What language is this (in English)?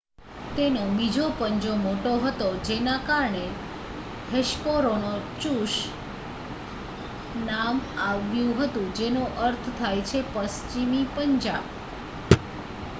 Gujarati